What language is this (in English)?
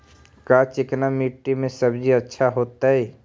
Magahi